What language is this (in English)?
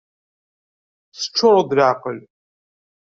Kabyle